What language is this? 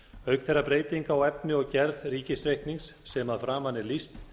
Icelandic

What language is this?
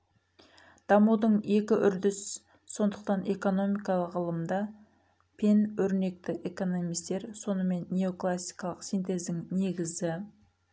Kazakh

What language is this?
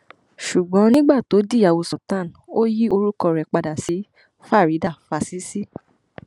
Yoruba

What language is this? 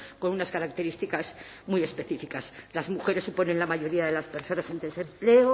Spanish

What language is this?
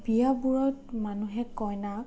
Assamese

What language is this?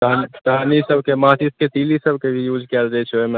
Maithili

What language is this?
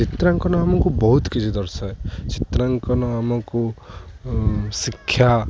Odia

